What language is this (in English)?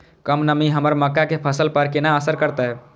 Maithili